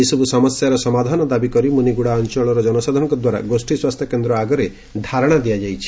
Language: Odia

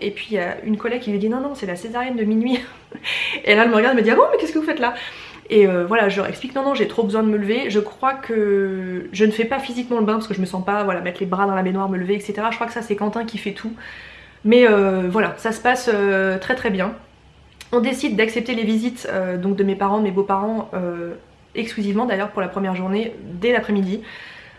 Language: French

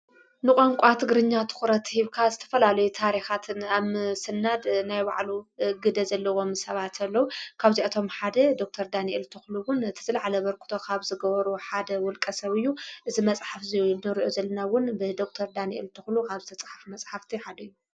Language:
Tigrinya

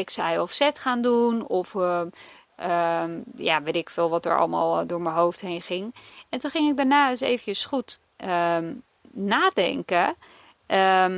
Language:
Dutch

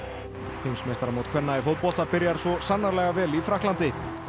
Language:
Icelandic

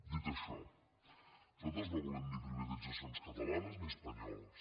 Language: Catalan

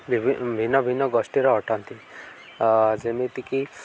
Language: Odia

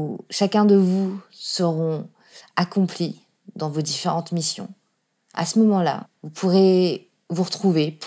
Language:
French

